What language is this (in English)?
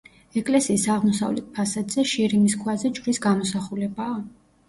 Georgian